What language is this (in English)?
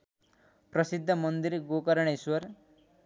Nepali